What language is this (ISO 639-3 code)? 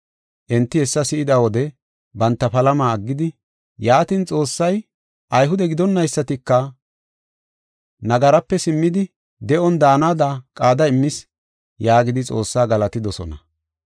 gof